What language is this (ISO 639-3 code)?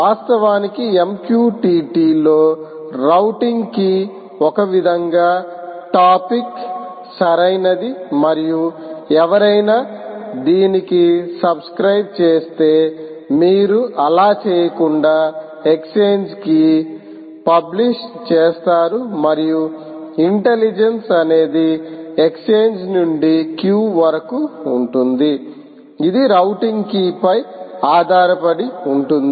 tel